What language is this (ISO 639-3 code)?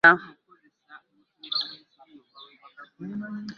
lug